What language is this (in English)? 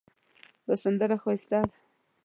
Pashto